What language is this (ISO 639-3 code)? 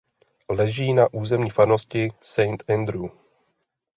ces